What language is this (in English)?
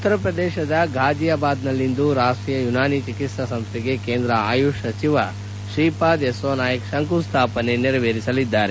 Kannada